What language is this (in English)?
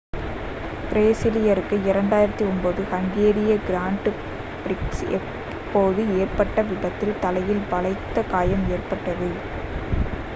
Tamil